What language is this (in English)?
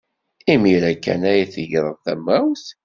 Kabyle